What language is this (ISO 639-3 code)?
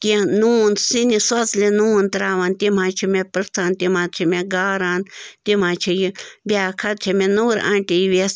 kas